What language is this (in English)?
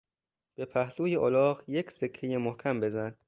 Persian